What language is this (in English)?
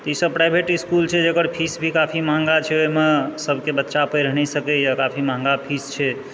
Maithili